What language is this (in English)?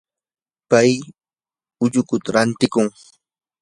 Yanahuanca Pasco Quechua